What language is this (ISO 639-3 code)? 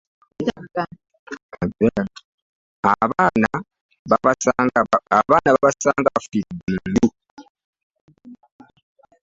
lug